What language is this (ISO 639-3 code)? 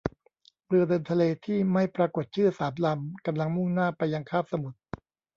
tha